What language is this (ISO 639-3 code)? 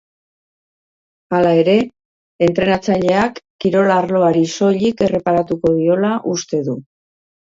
eus